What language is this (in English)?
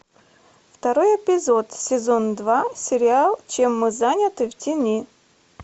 Russian